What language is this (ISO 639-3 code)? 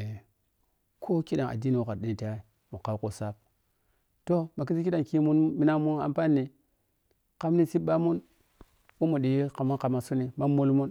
piy